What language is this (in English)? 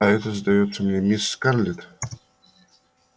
Russian